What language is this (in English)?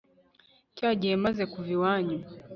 Kinyarwanda